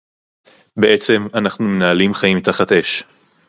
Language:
Hebrew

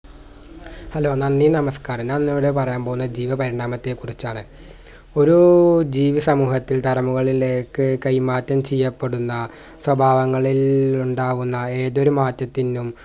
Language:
Malayalam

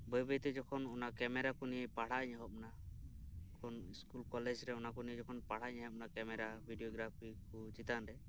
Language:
Santali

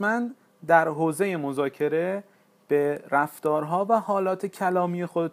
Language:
Persian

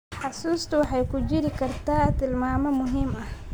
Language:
Somali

